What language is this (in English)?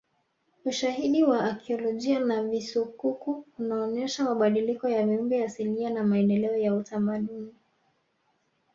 Swahili